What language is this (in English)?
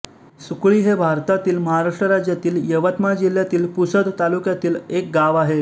Marathi